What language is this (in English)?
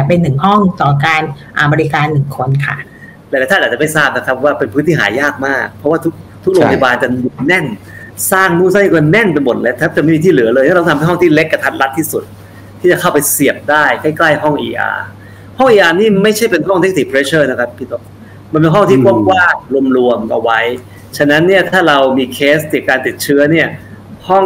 Thai